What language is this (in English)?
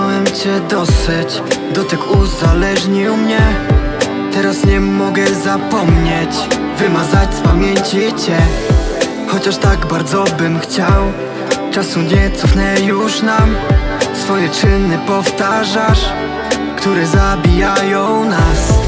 Polish